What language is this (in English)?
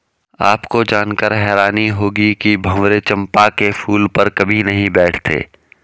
Hindi